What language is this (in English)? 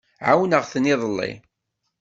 Kabyle